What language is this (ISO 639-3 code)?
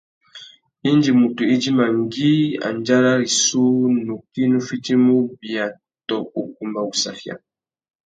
bag